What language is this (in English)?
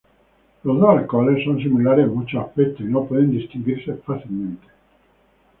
Spanish